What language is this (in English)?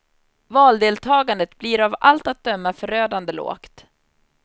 Swedish